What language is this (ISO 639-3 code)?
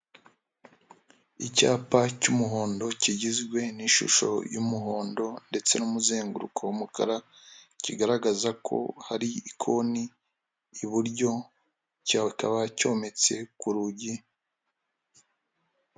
kin